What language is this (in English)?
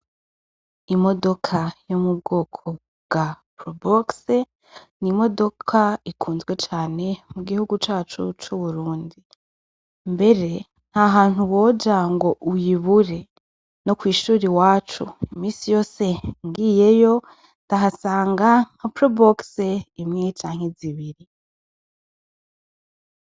Rundi